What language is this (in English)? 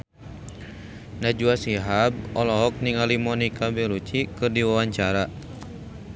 Sundanese